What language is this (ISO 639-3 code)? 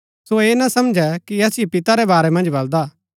gbk